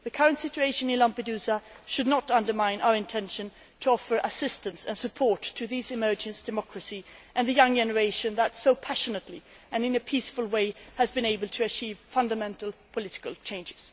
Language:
English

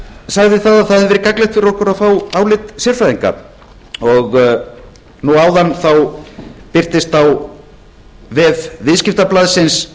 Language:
Icelandic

